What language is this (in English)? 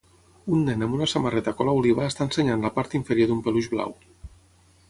Catalan